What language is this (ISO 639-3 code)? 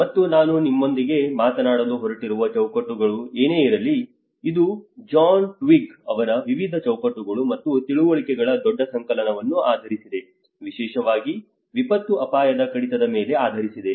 kan